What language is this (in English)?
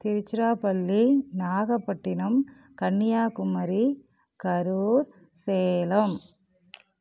Tamil